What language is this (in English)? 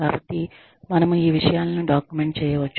Telugu